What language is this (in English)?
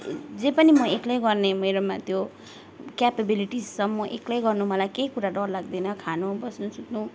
Nepali